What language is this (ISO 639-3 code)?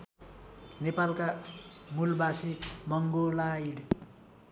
nep